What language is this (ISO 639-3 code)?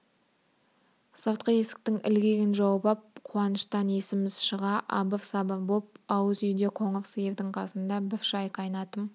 kaz